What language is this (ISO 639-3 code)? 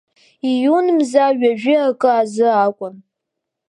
abk